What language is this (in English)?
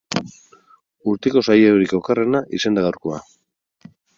Basque